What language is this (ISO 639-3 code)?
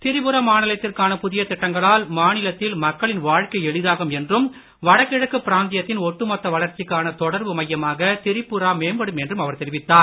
tam